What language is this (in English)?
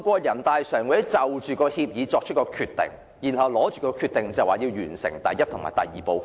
Cantonese